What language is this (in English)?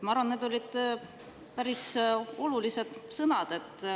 Estonian